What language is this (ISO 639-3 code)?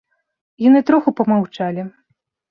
bel